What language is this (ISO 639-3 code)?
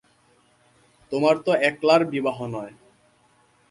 ben